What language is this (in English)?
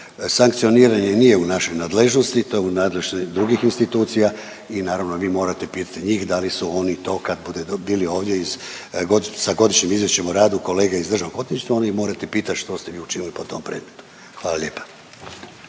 Croatian